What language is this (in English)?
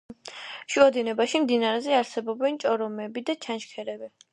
Georgian